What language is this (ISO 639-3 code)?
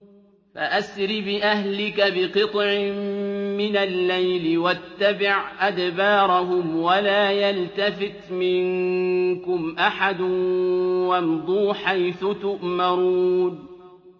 ara